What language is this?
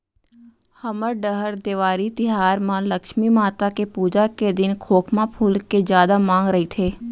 Chhattisgarhi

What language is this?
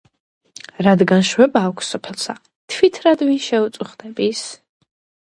Georgian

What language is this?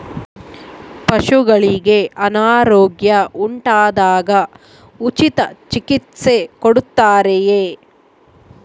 Kannada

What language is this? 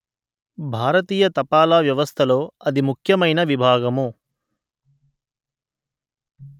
Telugu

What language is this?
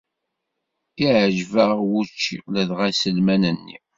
Kabyle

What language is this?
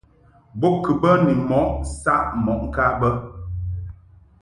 Mungaka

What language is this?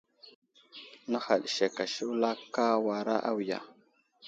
Wuzlam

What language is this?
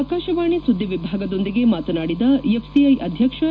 Kannada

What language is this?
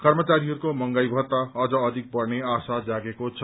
Nepali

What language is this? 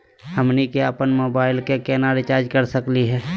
Magahi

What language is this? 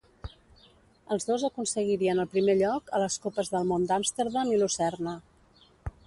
Catalan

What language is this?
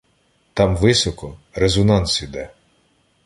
Ukrainian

